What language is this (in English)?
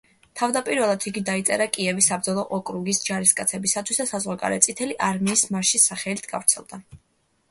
Georgian